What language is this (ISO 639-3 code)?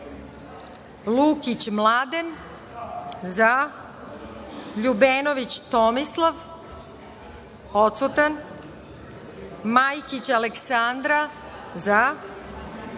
srp